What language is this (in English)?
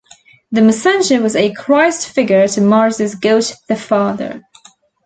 English